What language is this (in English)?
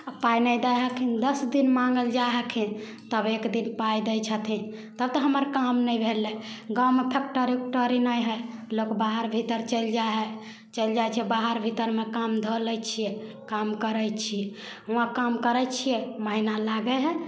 Maithili